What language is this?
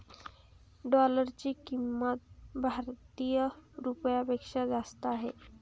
Marathi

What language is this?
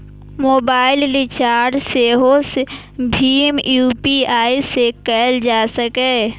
Maithili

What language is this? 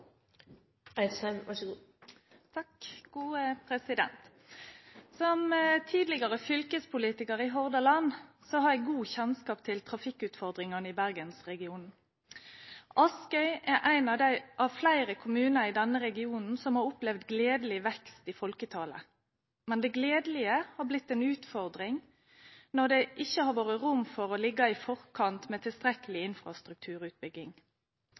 Norwegian Bokmål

